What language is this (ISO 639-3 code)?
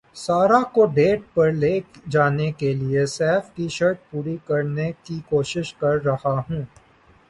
urd